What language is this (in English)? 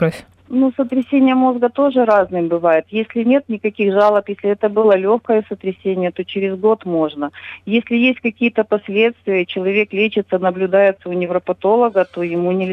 Russian